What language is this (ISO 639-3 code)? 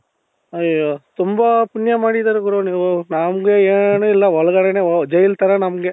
kan